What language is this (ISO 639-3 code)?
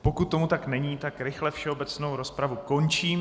ces